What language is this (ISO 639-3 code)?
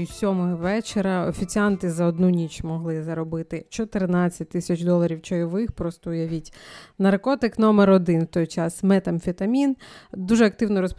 ukr